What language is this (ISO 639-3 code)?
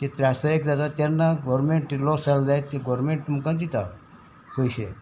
kok